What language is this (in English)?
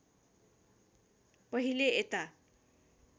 Nepali